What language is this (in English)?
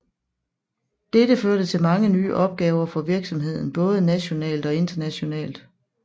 Danish